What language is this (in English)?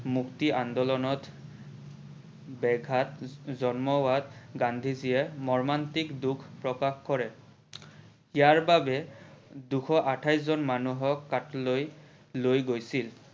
Assamese